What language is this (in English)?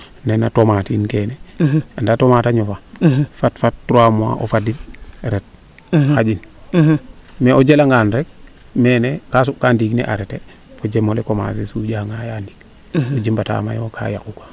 Serer